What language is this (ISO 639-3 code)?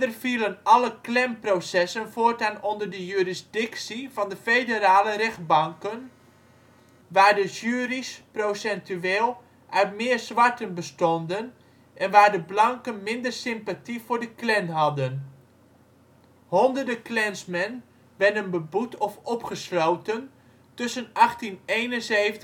nld